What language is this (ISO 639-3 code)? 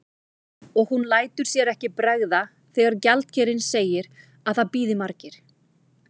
isl